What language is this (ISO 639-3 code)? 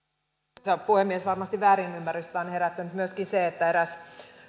fin